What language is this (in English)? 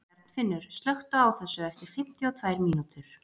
Icelandic